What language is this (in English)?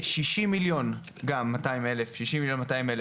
Hebrew